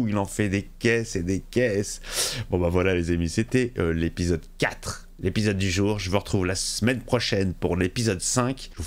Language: French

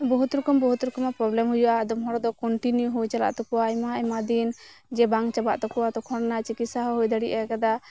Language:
Santali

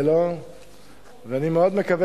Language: Hebrew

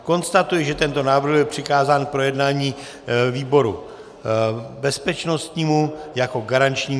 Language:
Czech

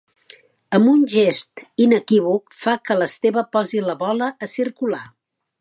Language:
Catalan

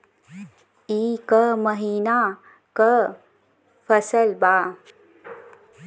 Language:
Bhojpuri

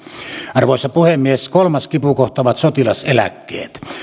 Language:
Finnish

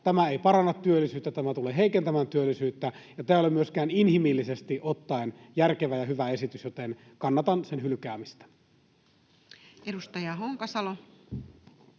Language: Finnish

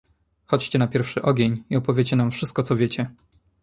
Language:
Polish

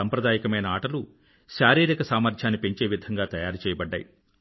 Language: Telugu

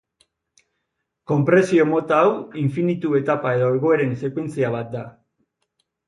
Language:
Basque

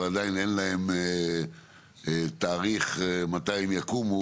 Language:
Hebrew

